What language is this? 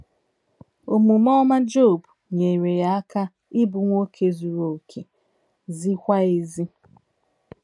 Igbo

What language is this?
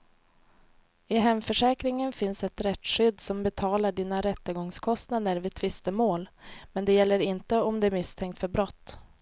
Swedish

